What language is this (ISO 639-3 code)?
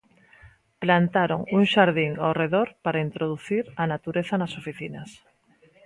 glg